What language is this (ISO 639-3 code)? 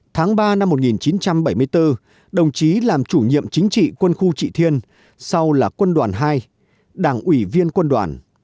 vie